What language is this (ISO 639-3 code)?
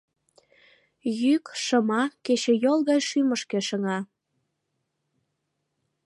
chm